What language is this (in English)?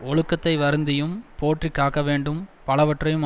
Tamil